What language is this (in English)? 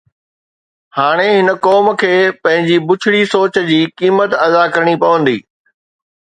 Sindhi